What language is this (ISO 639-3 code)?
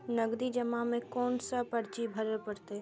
mai